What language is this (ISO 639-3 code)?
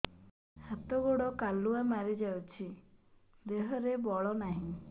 ori